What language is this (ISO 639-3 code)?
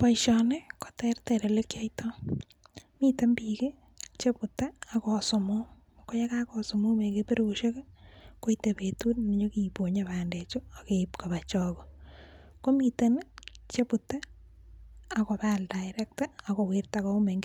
kln